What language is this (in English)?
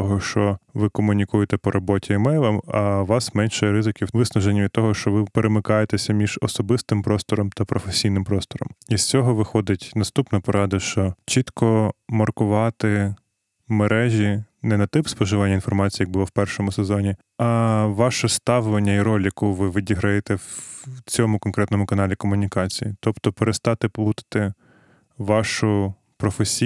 Ukrainian